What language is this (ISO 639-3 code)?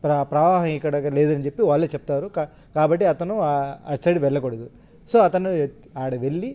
tel